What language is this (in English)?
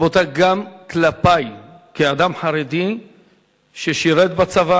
Hebrew